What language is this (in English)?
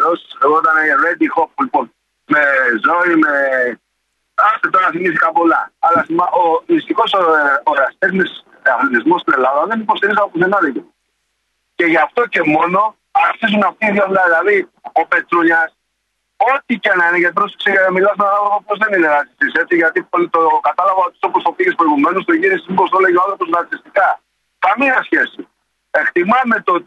Greek